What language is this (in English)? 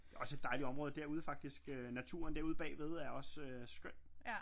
Danish